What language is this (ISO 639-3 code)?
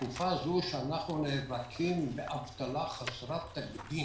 heb